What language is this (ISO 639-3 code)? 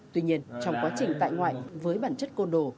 vie